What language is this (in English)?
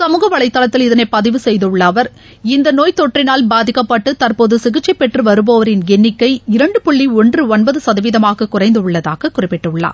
Tamil